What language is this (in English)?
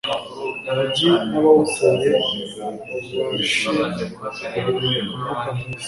Kinyarwanda